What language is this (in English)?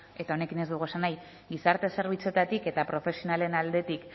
Basque